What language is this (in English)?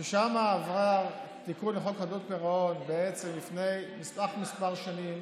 Hebrew